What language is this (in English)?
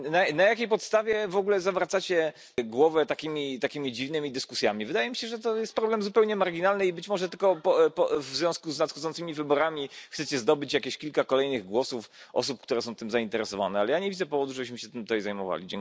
Polish